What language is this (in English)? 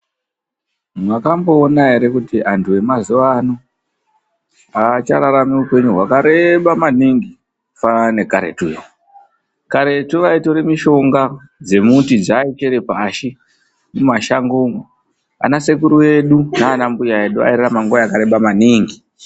Ndau